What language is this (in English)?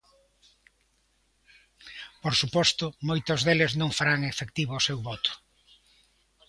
Galician